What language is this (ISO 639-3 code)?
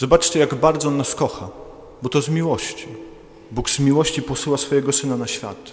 pol